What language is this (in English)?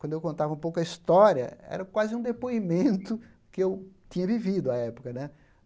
Portuguese